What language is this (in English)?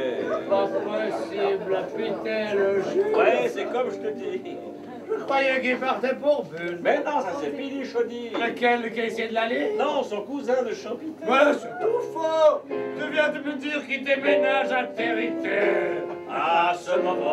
French